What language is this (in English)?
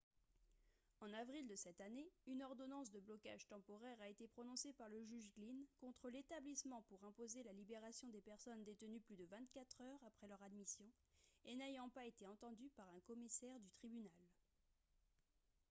French